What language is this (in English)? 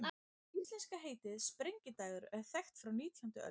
Icelandic